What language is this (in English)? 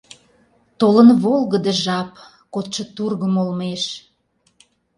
Mari